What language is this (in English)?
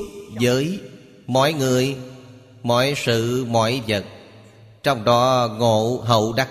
Vietnamese